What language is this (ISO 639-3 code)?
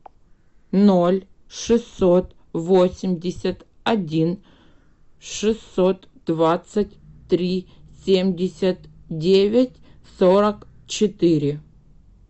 rus